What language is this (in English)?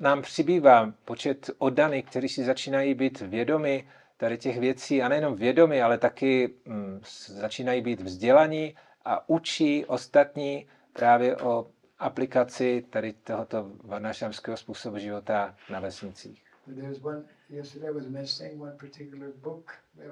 Czech